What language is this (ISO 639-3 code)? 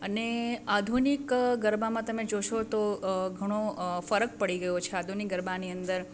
guj